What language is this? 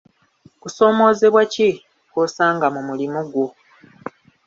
Ganda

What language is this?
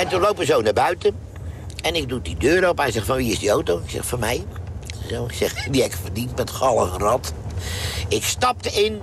Dutch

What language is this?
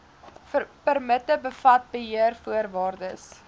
Afrikaans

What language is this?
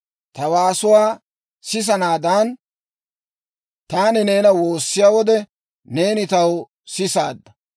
Dawro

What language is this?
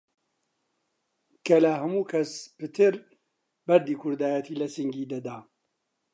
Central Kurdish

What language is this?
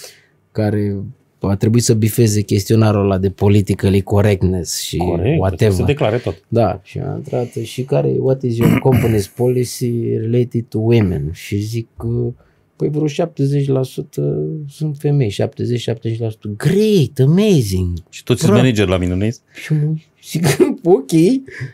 Romanian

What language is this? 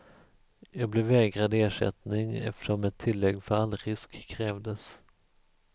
Swedish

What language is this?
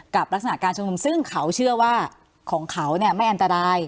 Thai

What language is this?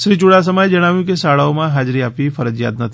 Gujarati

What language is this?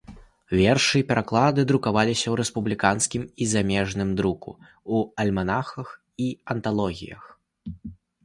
Belarusian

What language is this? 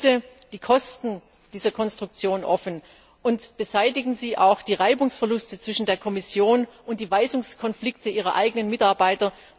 German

